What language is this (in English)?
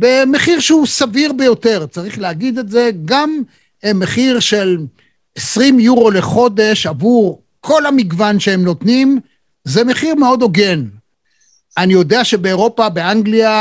Hebrew